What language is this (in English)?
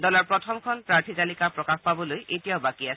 Assamese